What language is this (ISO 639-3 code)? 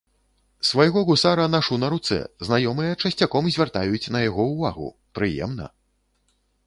bel